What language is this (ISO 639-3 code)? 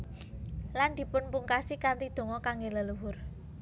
jav